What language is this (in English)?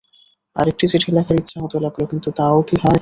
Bangla